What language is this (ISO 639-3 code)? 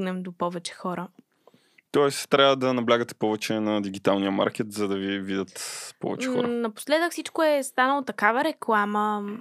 bul